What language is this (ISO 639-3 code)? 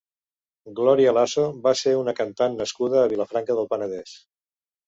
cat